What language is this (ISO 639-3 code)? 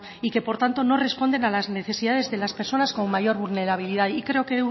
spa